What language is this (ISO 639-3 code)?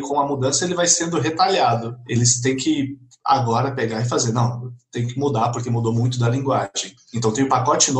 por